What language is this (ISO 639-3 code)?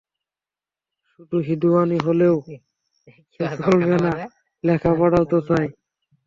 ben